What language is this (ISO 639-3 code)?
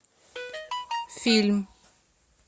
rus